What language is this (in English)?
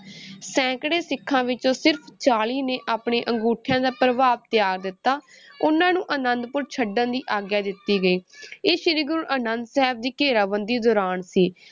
Punjabi